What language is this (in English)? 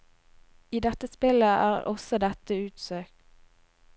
Norwegian